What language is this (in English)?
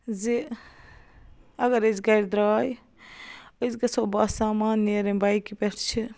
Kashmiri